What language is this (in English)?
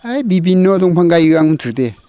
Bodo